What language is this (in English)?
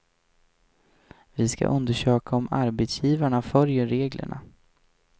Swedish